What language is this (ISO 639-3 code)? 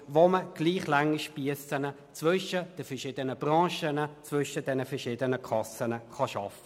gsw